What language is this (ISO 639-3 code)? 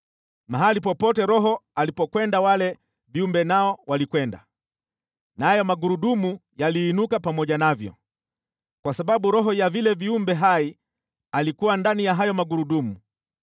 swa